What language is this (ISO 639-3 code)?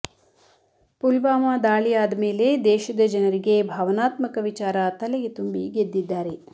kan